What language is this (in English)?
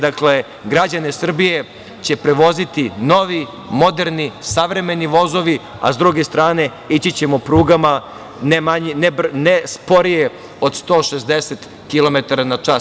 Serbian